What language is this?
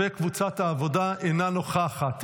Hebrew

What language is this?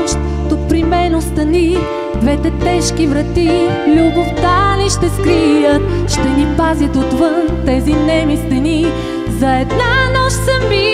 Romanian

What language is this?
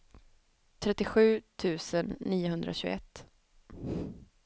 Swedish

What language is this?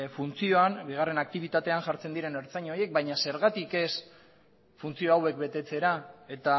Basque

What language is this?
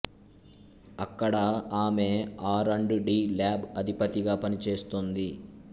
Telugu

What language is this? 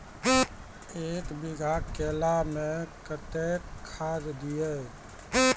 Maithili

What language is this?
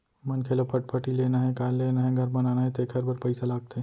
Chhattisgarhi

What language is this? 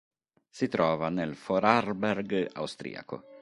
Italian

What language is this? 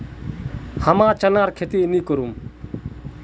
Magahi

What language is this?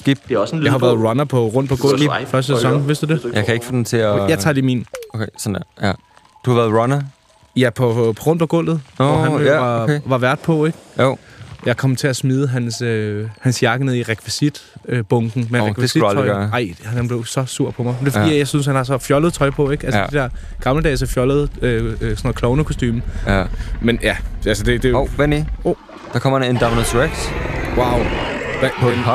Danish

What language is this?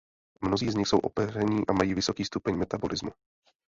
Czech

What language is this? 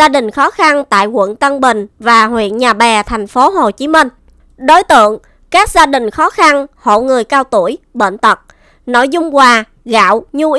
Vietnamese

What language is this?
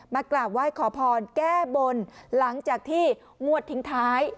Thai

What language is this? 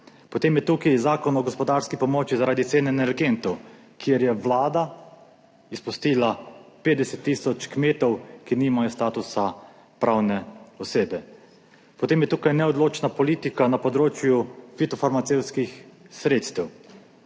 Slovenian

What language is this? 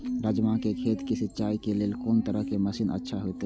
Maithili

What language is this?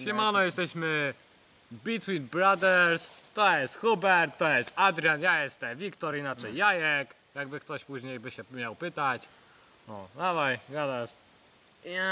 Polish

